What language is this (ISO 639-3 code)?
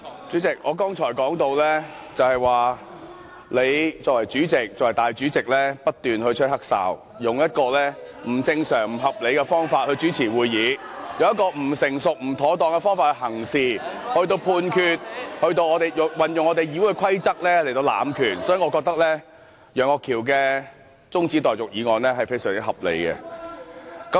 yue